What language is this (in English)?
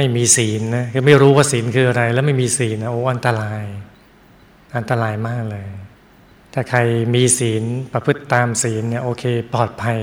Thai